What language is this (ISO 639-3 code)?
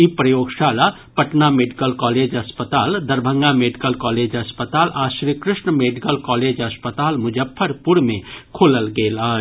mai